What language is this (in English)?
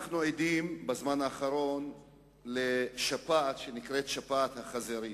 Hebrew